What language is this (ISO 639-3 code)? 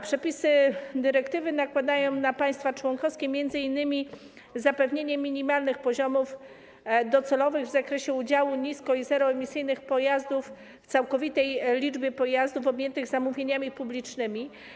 pol